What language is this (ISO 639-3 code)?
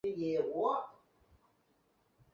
zho